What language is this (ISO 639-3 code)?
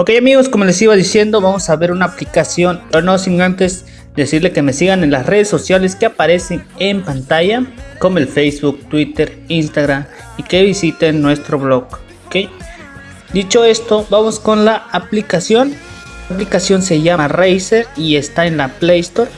spa